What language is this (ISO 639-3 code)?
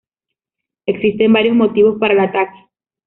spa